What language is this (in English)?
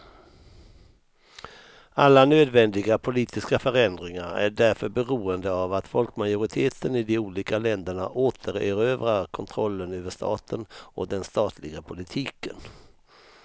Swedish